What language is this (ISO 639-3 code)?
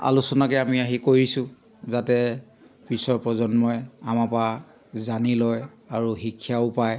asm